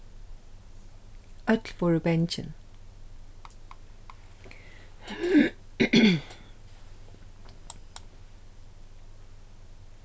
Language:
Faroese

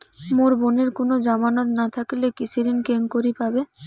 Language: Bangla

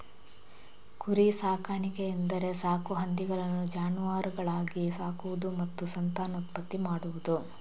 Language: Kannada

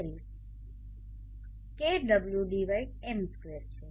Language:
Gujarati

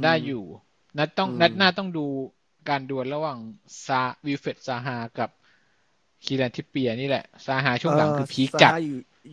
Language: Thai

